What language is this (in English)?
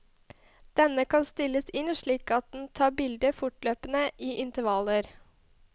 Norwegian